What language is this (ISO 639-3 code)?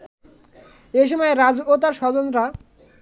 ben